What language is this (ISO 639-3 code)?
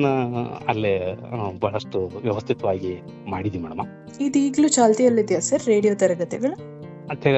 kan